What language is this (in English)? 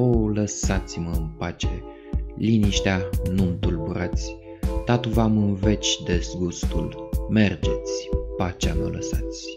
Romanian